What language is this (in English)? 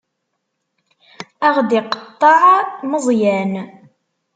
Kabyle